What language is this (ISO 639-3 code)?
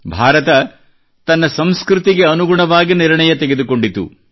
kan